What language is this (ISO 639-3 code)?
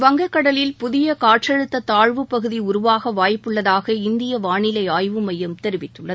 tam